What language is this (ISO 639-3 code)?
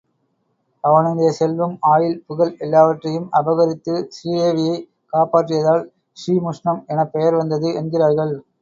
tam